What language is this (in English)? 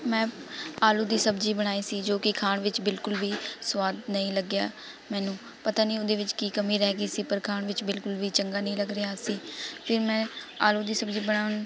Punjabi